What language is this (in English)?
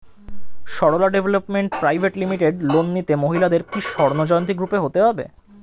Bangla